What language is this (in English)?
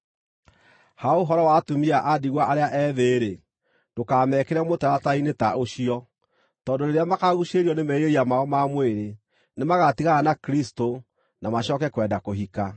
Kikuyu